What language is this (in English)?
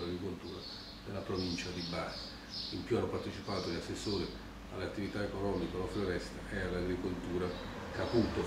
Italian